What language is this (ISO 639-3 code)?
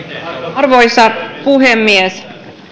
fin